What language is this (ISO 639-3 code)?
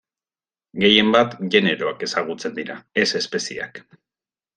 eus